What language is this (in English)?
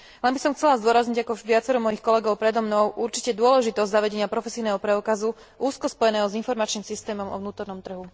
Slovak